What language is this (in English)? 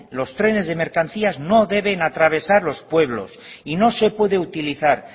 Spanish